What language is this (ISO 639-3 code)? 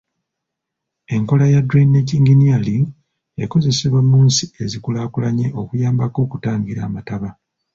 lug